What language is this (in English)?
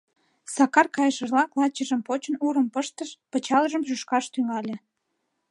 Mari